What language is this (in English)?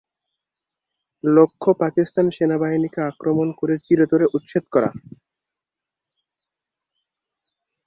Bangla